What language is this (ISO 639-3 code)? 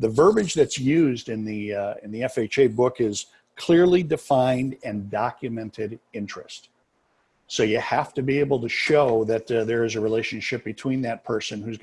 eng